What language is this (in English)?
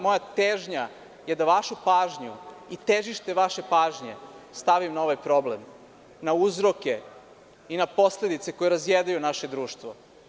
Serbian